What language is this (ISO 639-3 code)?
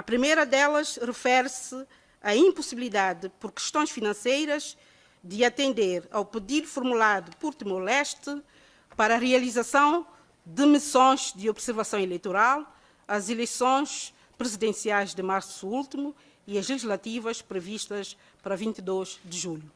por